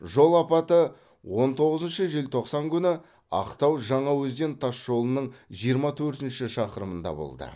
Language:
Kazakh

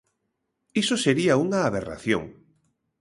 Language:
Galician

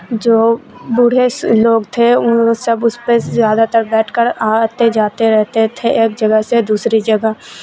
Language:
Urdu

